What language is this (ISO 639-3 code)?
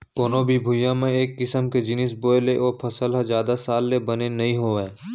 hne